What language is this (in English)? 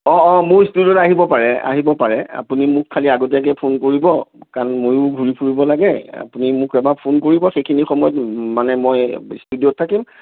Assamese